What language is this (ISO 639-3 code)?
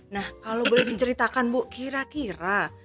ind